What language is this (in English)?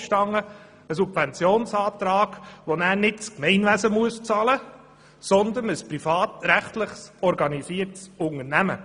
Swiss German